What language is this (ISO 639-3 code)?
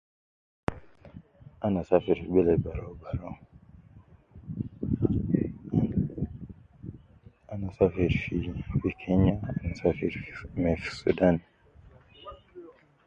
kcn